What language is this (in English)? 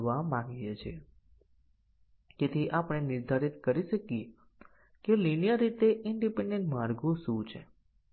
Gujarati